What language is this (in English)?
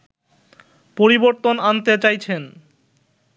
Bangla